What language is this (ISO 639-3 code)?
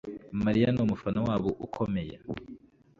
kin